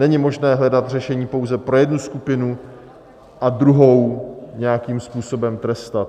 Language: Czech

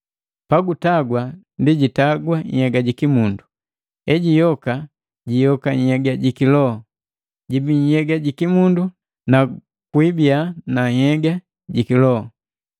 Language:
Matengo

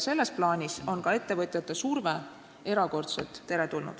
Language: Estonian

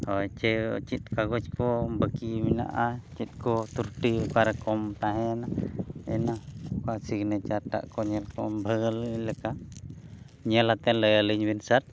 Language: Santali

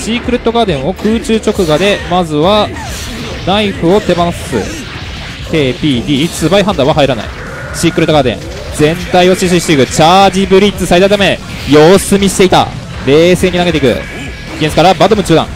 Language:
Japanese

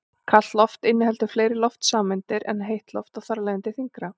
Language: Icelandic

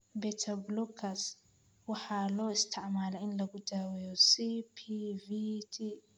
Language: Somali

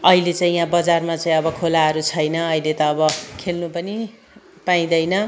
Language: Nepali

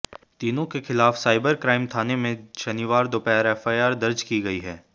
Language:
Hindi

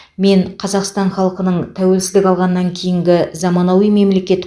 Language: Kazakh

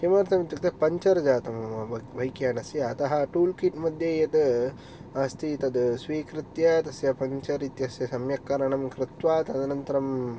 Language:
Sanskrit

